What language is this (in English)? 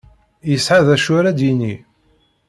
Kabyle